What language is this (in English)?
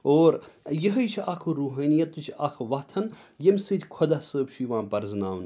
Kashmiri